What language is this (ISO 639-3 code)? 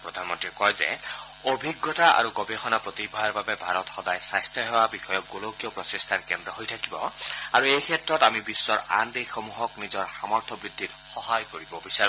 asm